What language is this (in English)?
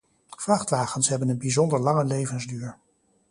Dutch